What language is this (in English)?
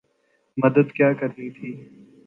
Urdu